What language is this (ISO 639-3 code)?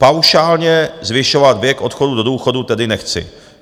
ces